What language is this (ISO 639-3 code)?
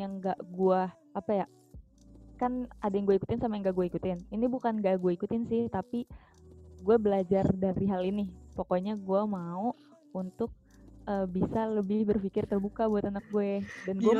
ind